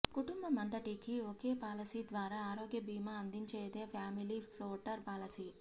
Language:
Telugu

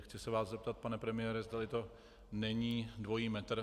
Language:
Czech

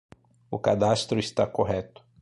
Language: Portuguese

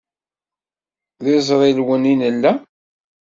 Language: Kabyle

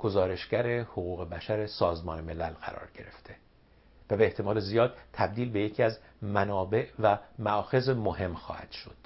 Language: Persian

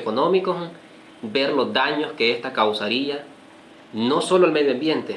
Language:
Spanish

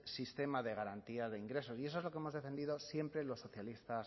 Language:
Spanish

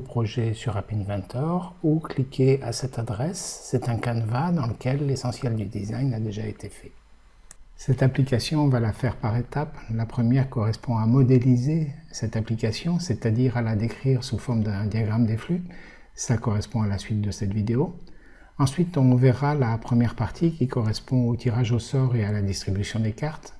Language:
French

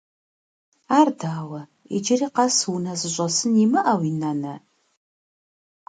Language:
Kabardian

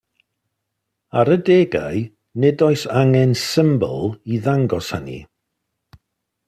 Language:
Welsh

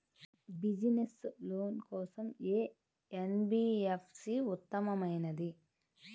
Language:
Telugu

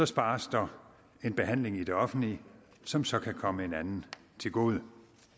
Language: Danish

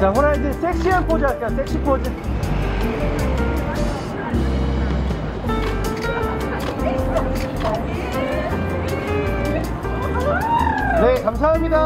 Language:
Korean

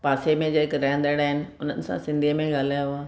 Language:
Sindhi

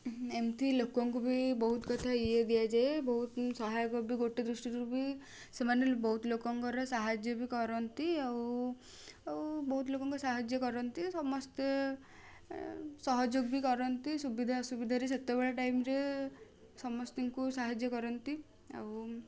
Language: Odia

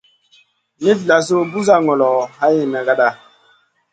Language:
Masana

